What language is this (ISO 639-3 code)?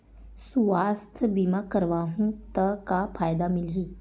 hne